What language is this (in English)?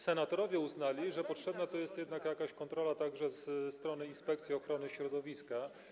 Polish